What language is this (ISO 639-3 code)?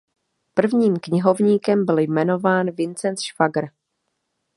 ces